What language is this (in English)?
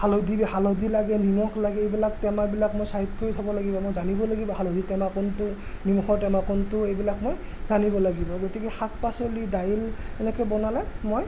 Assamese